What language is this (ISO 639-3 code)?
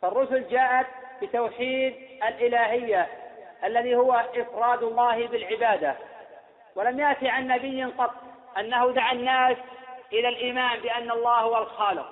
ara